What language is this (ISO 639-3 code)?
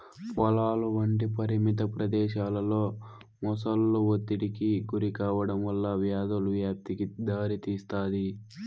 tel